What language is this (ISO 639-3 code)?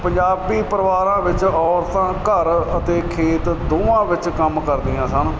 pan